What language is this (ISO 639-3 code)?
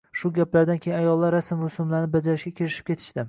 uzb